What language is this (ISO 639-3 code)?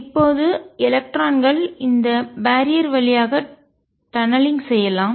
tam